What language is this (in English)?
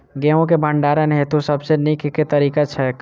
Maithili